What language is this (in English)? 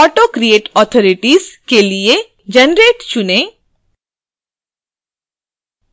Hindi